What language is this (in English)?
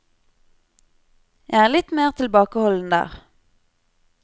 Norwegian